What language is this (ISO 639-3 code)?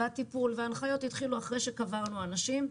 heb